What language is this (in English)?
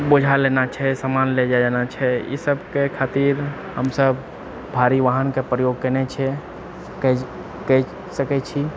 Maithili